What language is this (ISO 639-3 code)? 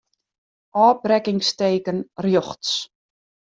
fry